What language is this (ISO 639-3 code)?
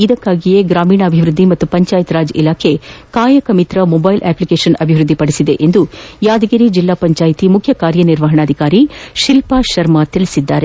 kan